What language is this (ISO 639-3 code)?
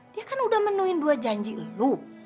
ind